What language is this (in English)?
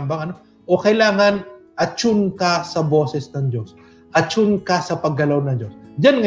Filipino